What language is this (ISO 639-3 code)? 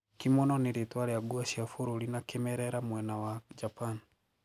kik